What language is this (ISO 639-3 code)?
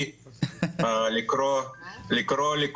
heb